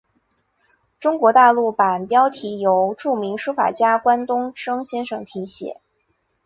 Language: Chinese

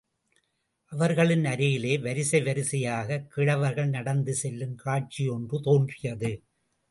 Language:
Tamil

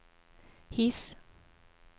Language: Norwegian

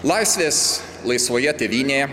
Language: Lithuanian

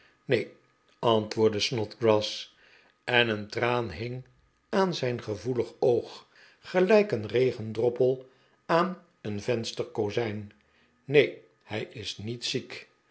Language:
Dutch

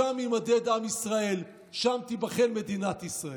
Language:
Hebrew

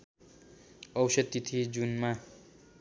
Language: Nepali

